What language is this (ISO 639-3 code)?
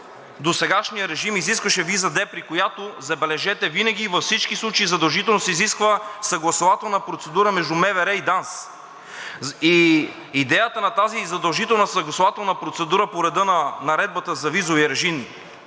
bul